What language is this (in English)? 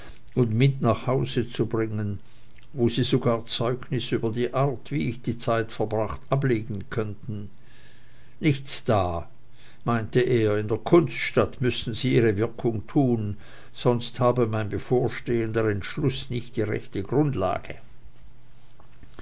German